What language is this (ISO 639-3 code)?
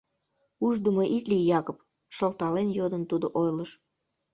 chm